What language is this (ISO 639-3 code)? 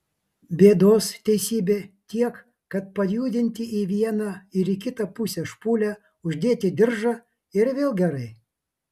lit